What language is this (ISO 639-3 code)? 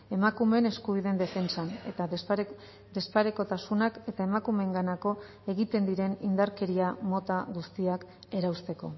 eus